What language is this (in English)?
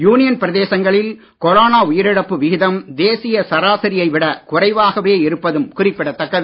Tamil